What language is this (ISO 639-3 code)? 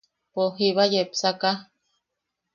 yaq